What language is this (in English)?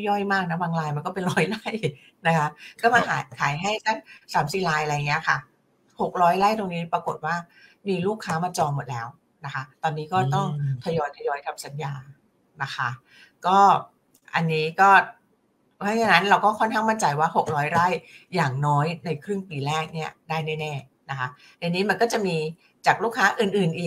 Thai